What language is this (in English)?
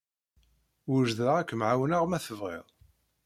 Kabyle